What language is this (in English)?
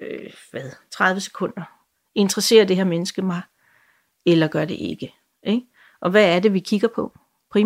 Danish